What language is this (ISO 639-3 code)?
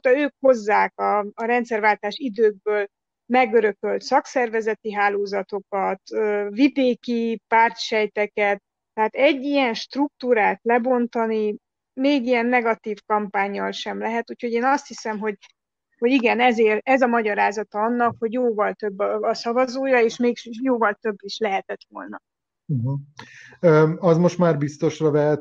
hun